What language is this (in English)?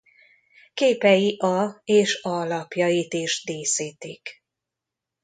Hungarian